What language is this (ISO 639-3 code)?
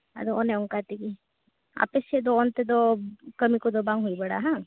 sat